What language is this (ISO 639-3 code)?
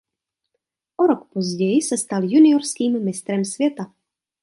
ces